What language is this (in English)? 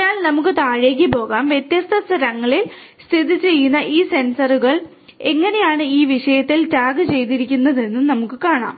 Malayalam